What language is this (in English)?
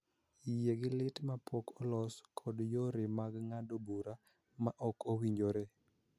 Luo (Kenya and Tanzania)